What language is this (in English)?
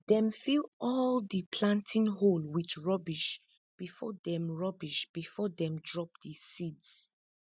Nigerian Pidgin